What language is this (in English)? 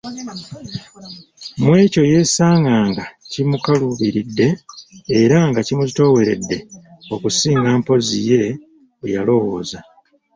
Ganda